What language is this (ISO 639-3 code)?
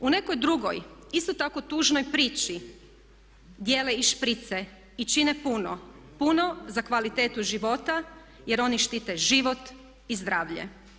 hrv